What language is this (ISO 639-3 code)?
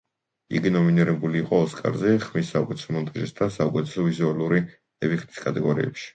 kat